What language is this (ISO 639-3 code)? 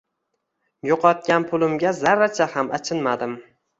uzb